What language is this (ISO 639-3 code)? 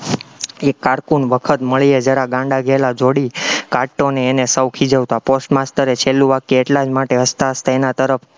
guj